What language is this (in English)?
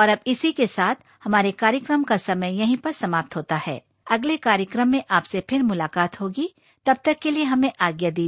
Hindi